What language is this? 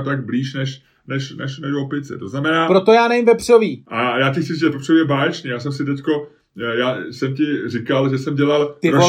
Czech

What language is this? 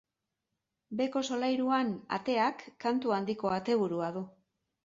Basque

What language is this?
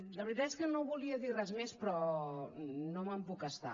Catalan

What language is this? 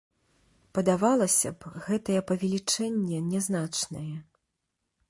Belarusian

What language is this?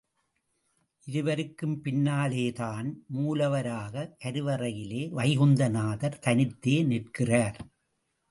Tamil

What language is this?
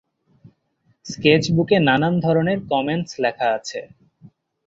Bangla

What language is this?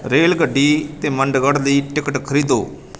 Punjabi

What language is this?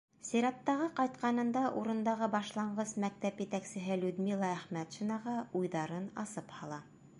Bashkir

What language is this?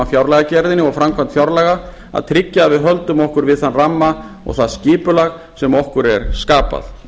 Icelandic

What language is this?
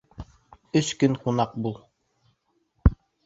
Bashkir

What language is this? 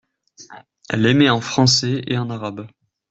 French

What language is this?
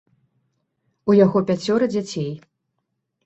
Belarusian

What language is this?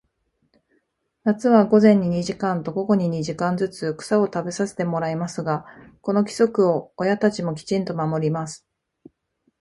Japanese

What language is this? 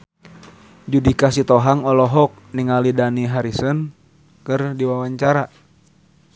Sundanese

